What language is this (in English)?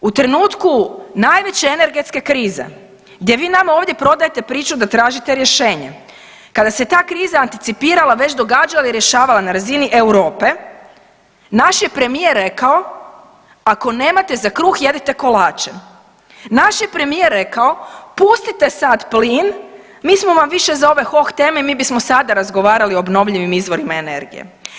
Croatian